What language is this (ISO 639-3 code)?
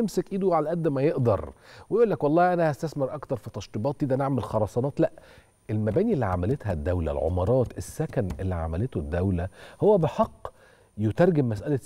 ara